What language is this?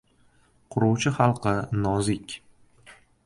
Uzbek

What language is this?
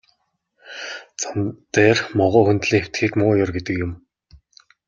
Mongolian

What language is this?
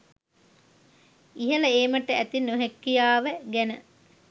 Sinhala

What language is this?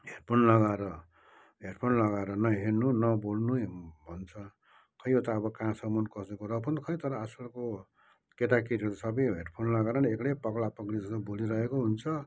Nepali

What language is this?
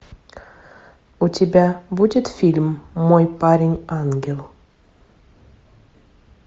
Russian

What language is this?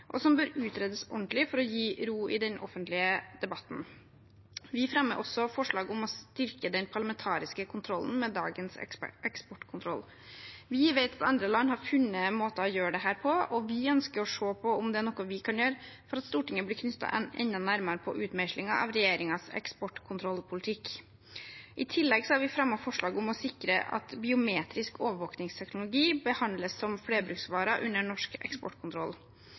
Norwegian Bokmål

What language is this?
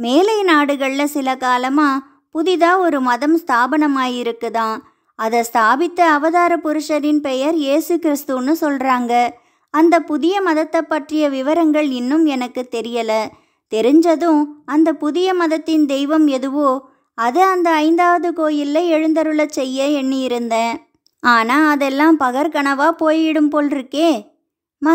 Arabic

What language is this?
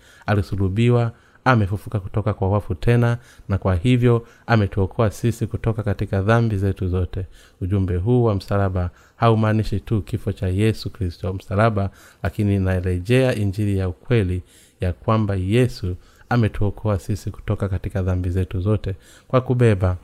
Swahili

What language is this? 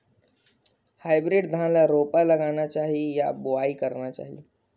Chhattisgarhi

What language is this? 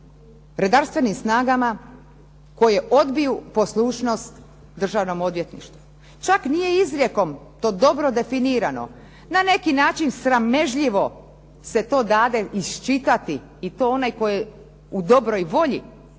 Croatian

